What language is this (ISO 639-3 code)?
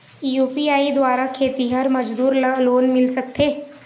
hne